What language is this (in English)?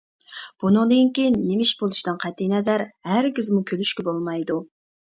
Uyghur